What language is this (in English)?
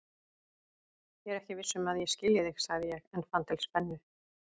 Icelandic